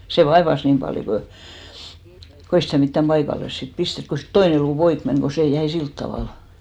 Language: Finnish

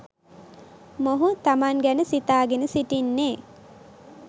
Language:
Sinhala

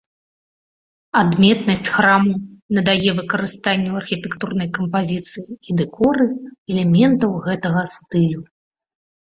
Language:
Belarusian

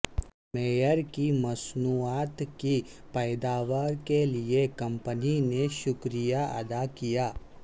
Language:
Urdu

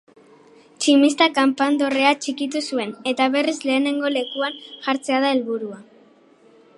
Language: Basque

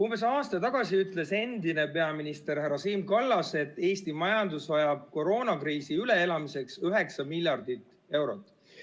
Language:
Estonian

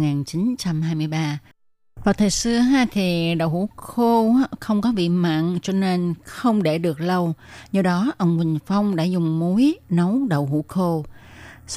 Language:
Vietnamese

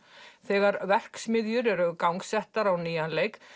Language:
Icelandic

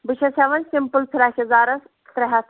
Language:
Kashmiri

